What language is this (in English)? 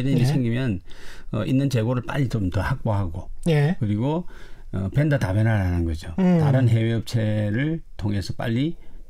Korean